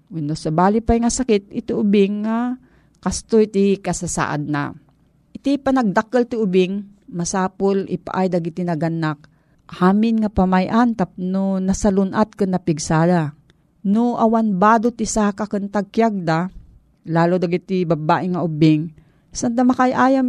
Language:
Filipino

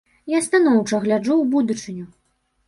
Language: Belarusian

